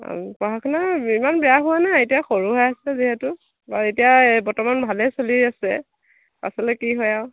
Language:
Assamese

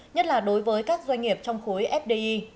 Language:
Vietnamese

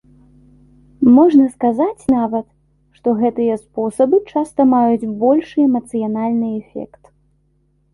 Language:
Belarusian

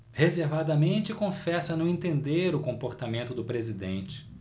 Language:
Portuguese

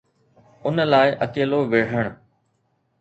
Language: Sindhi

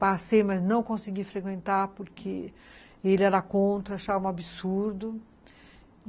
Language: Portuguese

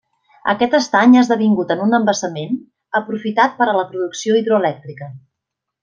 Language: Catalan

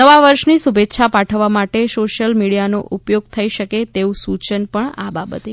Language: Gujarati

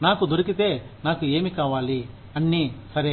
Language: Telugu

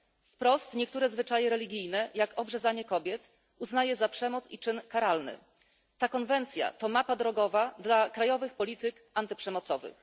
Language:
Polish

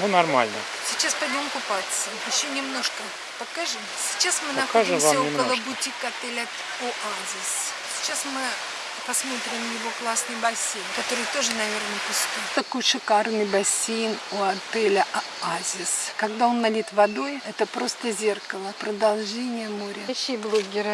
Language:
Russian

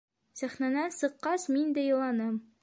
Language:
Bashkir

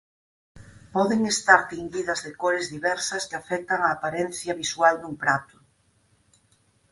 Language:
Galician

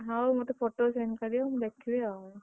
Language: Odia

